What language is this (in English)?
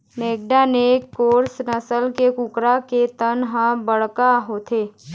Chhattisgarhi